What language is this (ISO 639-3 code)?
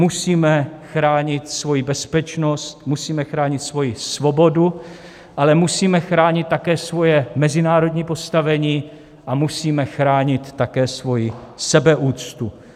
ces